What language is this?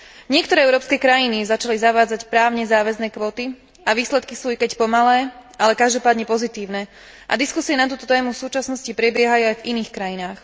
Slovak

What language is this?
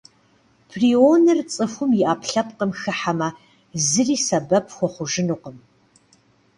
Kabardian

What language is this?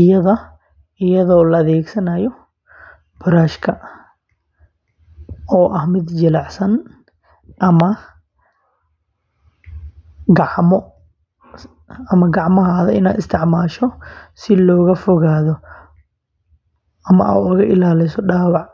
Somali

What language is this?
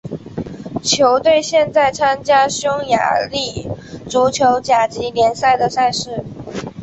Chinese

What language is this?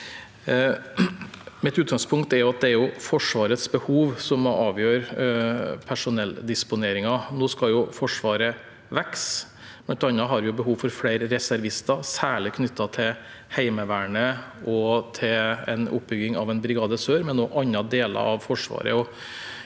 Norwegian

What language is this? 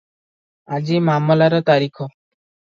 Odia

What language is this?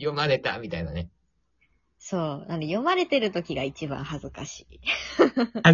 Japanese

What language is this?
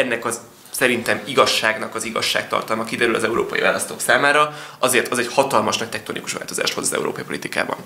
Hungarian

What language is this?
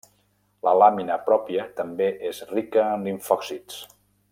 Catalan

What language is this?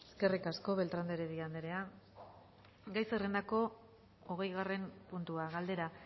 Basque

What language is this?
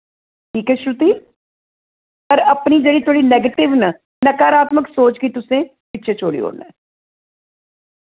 Dogri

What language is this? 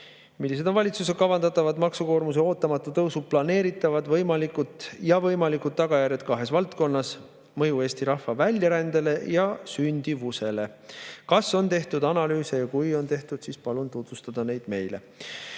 Estonian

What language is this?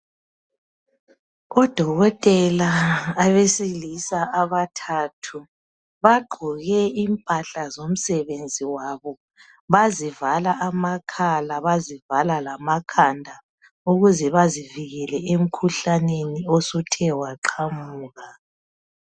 North Ndebele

